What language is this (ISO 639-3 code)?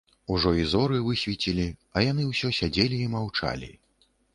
bel